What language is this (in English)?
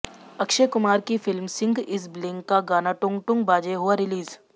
Hindi